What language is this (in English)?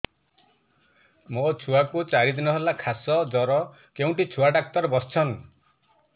Odia